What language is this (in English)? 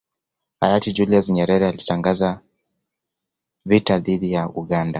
Swahili